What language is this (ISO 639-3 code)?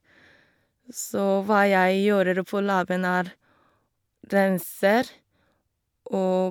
nor